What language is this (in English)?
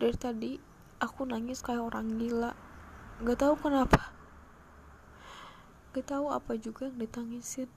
Indonesian